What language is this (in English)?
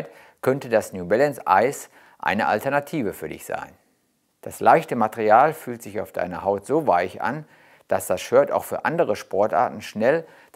German